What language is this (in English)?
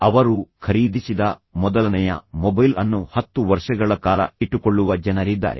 Kannada